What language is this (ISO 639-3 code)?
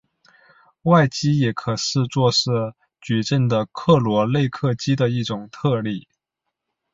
zho